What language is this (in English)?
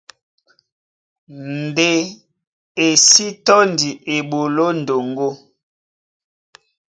Duala